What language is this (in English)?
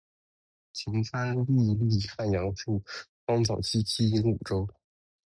Chinese